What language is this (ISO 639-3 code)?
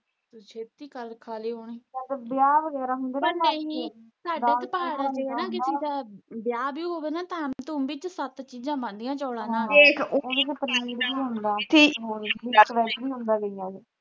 pan